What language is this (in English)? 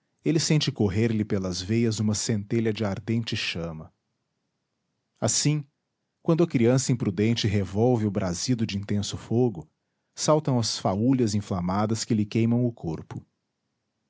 Portuguese